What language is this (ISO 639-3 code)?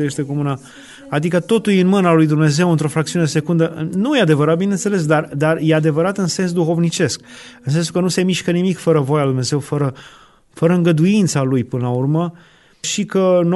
ron